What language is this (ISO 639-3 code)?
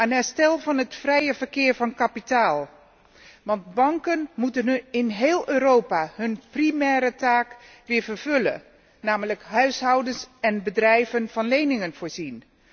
nld